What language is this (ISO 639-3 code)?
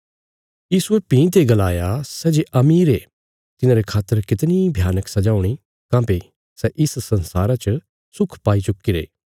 kfs